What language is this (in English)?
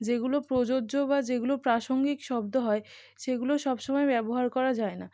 Bangla